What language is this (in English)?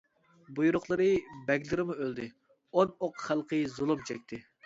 Uyghur